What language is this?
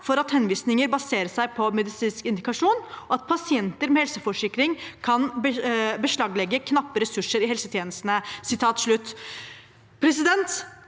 Norwegian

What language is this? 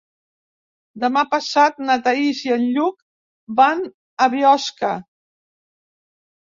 Catalan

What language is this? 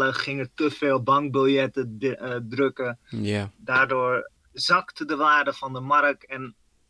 Dutch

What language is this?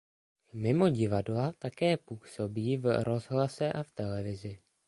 Czech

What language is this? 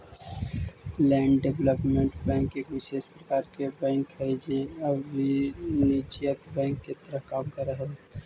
Magahi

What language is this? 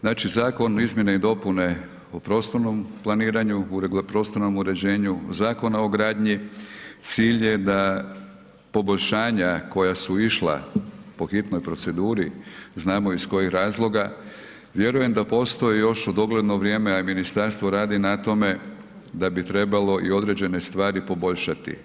Croatian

